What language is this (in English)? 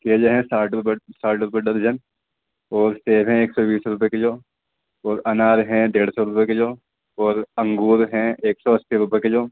Urdu